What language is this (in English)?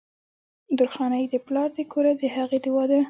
Pashto